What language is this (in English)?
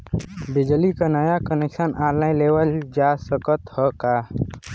Bhojpuri